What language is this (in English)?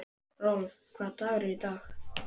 Icelandic